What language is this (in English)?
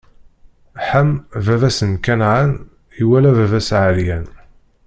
Kabyle